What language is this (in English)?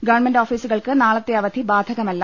Malayalam